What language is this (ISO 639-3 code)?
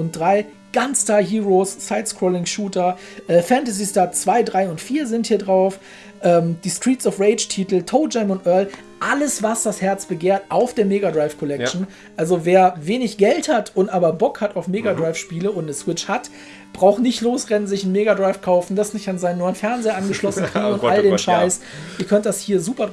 deu